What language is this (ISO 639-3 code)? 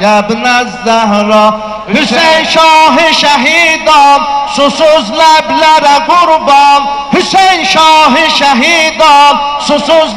tur